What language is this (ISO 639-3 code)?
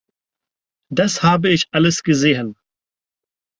deu